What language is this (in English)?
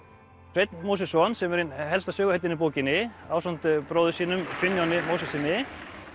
Icelandic